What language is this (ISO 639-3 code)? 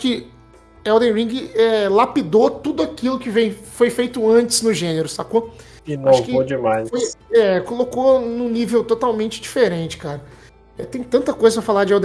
por